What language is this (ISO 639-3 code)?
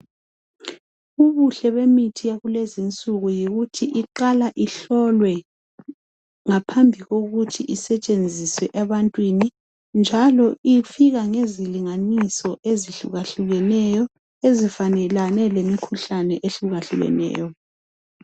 nde